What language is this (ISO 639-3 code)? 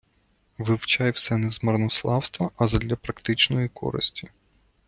ukr